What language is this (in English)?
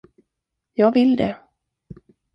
Swedish